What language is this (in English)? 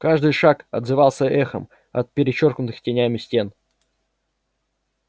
Russian